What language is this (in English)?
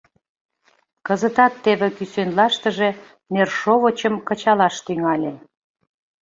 Mari